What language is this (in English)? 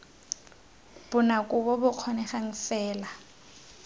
Tswana